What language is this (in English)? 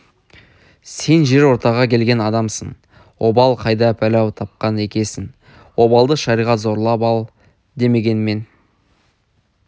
Kazakh